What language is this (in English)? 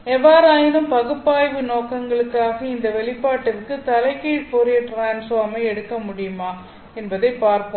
Tamil